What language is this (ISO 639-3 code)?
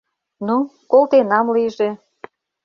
chm